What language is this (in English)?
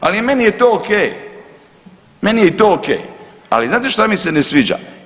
Croatian